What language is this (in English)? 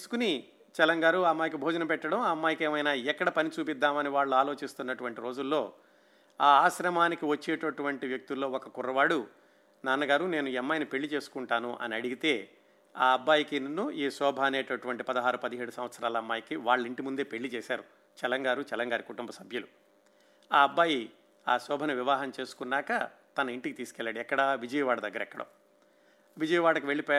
Telugu